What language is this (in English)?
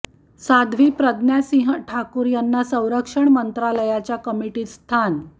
Marathi